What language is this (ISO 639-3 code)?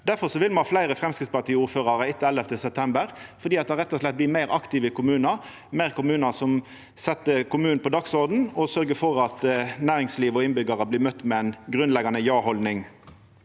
nor